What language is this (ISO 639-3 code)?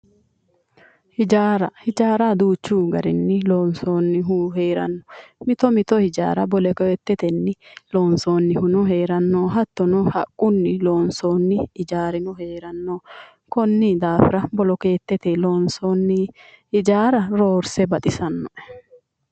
sid